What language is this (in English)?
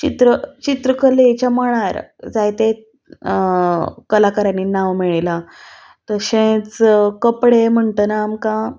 Konkani